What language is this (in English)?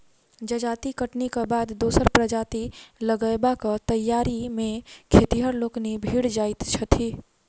Maithili